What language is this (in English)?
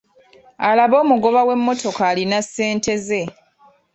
Ganda